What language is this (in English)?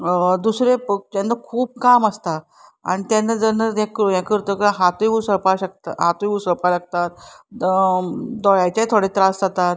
Konkani